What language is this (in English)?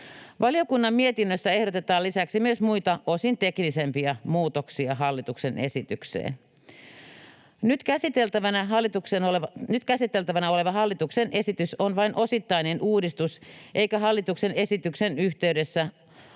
Finnish